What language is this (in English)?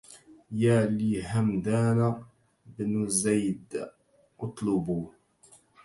Arabic